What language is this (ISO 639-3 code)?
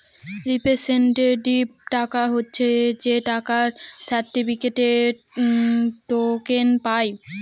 ben